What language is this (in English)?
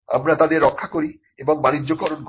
Bangla